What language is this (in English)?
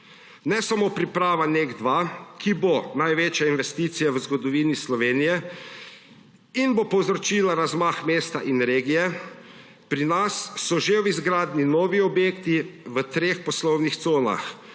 Slovenian